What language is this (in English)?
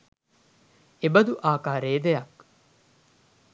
Sinhala